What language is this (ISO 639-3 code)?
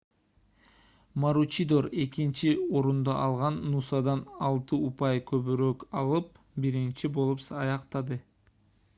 kir